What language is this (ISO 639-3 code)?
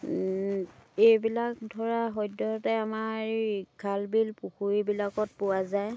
asm